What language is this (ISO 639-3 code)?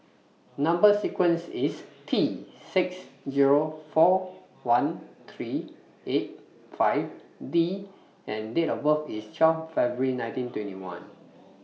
eng